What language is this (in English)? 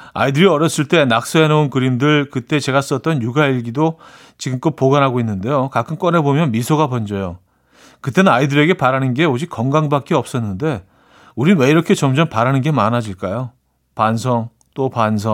Korean